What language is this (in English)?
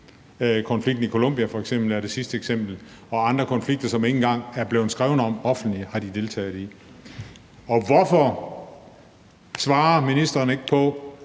Danish